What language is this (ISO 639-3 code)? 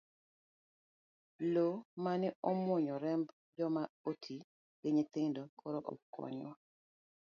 luo